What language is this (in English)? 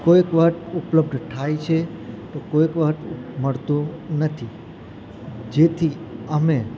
Gujarati